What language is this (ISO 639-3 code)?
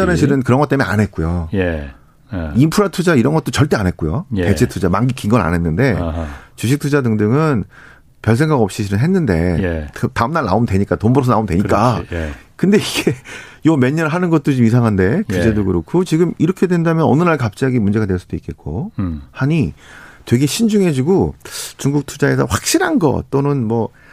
kor